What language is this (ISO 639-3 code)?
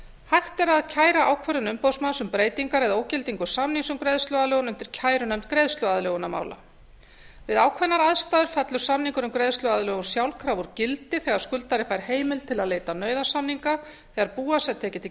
isl